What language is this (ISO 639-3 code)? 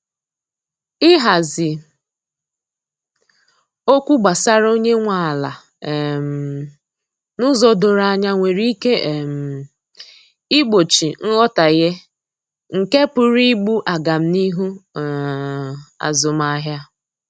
ibo